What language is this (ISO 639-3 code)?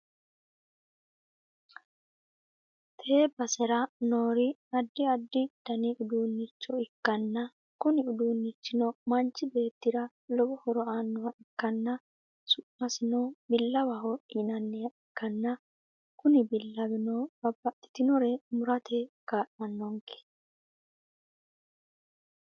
sid